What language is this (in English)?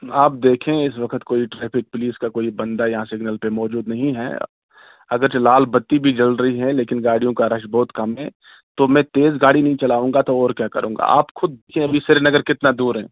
Urdu